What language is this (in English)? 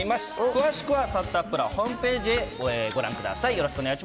Japanese